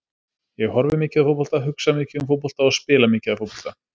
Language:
Icelandic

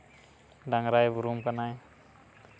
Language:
Santali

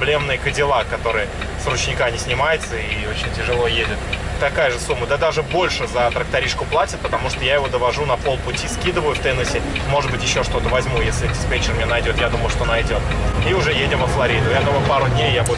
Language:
Russian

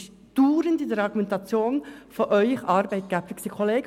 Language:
Swiss German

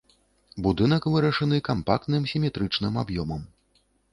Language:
Belarusian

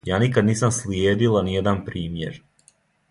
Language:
Serbian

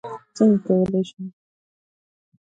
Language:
Pashto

